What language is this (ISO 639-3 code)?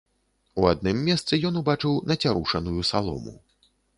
bel